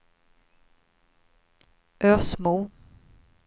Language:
Swedish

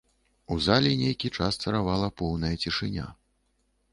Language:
Belarusian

